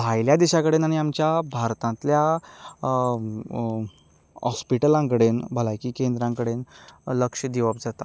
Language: Konkani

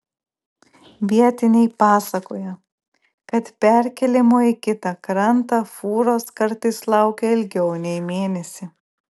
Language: Lithuanian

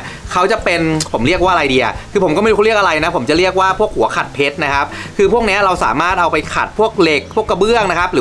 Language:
Thai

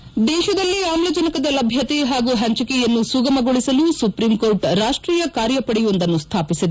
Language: Kannada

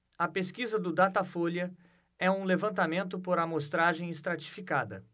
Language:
Portuguese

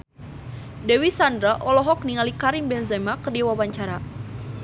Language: Sundanese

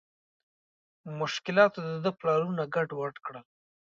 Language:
Pashto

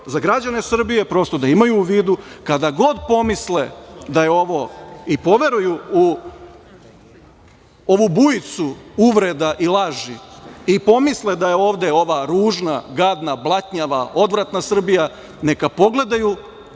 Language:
Serbian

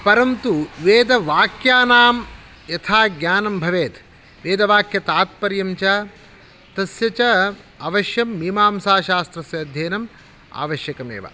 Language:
Sanskrit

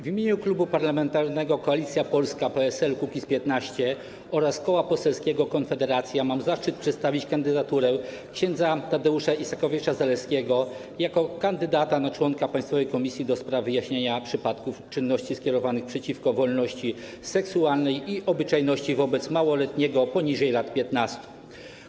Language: Polish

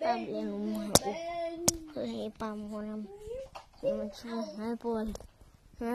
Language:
Croatian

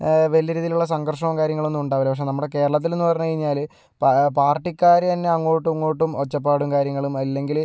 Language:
Malayalam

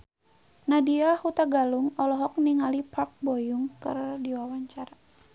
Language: Sundanese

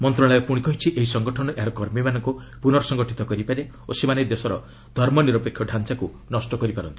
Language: Odia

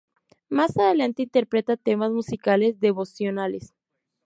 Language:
Spanish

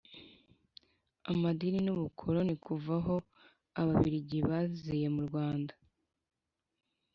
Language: Kinyarwanda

